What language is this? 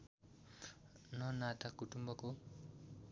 Nepali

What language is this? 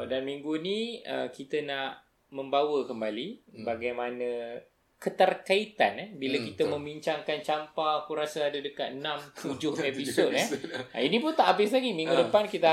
Malay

